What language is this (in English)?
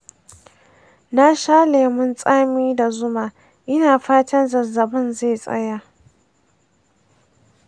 Hausa